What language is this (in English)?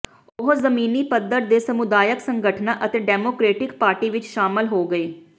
Punjabi